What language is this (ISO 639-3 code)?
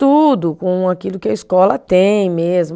por